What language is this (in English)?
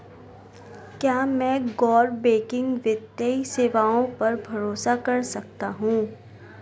Hindi